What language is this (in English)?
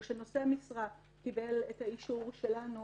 Hebrew